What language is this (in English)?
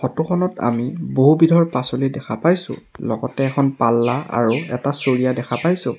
Assamese